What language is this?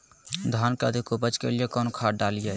Magahi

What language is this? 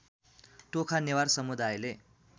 Nepali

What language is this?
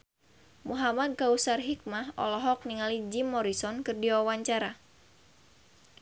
Sundanese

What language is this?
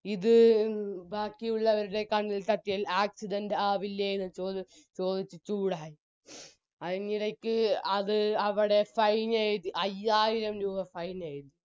Malayalam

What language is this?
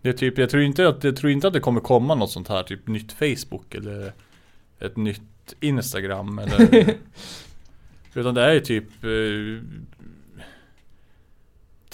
Swedish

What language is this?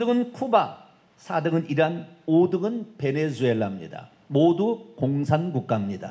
Korean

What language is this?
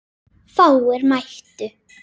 Icelandic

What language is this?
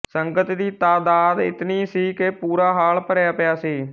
Punjabi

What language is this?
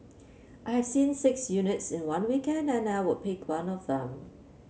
English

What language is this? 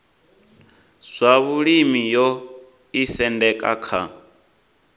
Venda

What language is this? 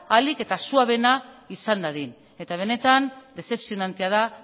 Basque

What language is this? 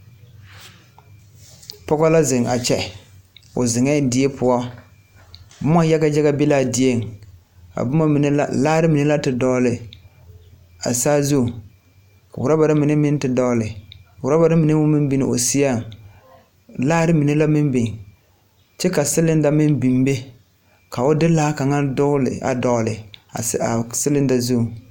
Southern Dagaare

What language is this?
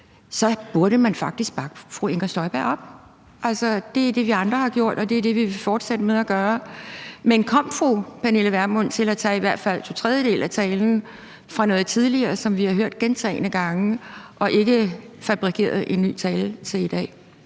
Danish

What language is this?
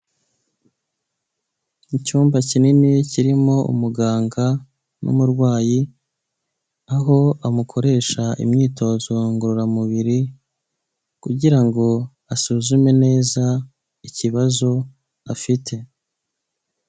Kinyarwanda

